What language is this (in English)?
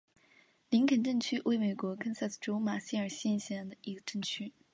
Chinese